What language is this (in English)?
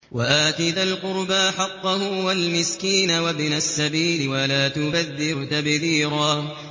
Arabic